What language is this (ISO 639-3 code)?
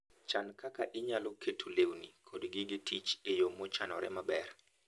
luo